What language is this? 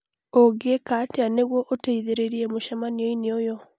Kikuyu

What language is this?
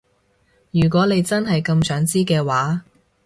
Cantonese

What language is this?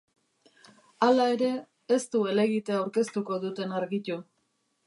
Basque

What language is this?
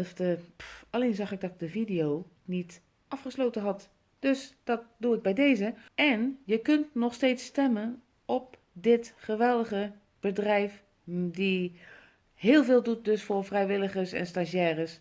Dutch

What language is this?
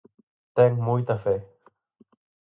Galician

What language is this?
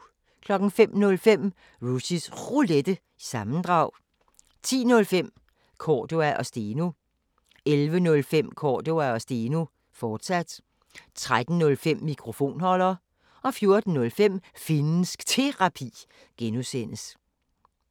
Danish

